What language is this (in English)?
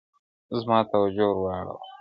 Pashto